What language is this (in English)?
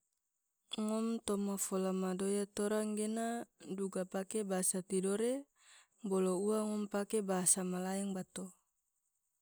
Tidore